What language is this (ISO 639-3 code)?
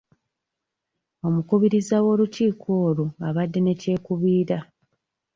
lug